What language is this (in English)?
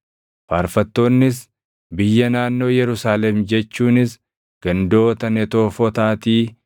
Oromo